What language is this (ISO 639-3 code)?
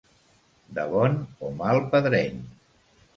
cat